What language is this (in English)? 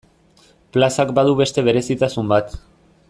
Basque